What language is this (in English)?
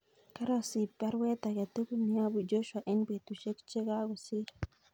Kalenjin